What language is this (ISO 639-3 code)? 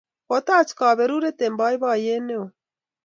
kln